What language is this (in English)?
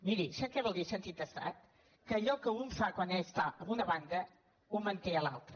Catalan